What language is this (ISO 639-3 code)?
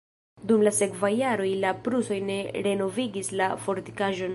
epo